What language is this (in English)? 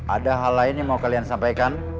Indonesian